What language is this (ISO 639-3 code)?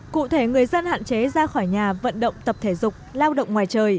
vie